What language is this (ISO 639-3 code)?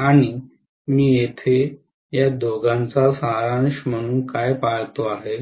mar